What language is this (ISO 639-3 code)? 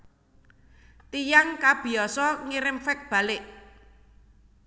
jav